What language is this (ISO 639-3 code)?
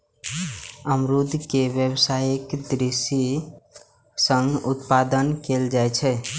mai